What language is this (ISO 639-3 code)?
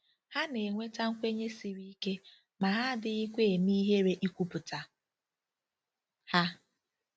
ibo